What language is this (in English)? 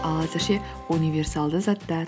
Kazakh